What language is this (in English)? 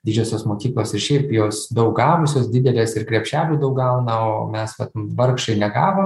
Lithuanian